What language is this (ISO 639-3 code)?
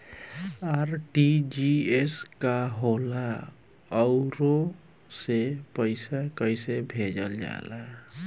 bho